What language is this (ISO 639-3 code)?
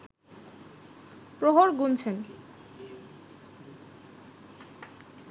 ben